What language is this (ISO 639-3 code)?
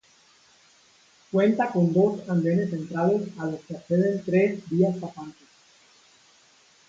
spa